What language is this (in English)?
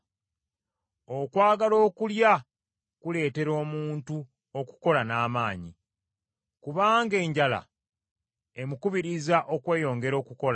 Ganda